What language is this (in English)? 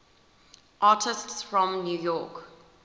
English